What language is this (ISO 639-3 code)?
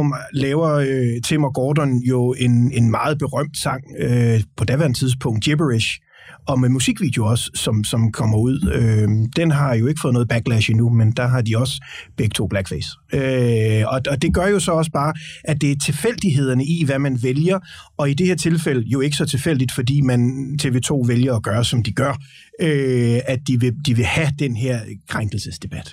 dan